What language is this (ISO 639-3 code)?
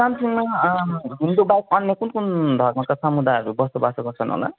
nep